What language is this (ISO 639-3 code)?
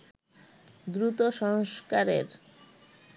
ben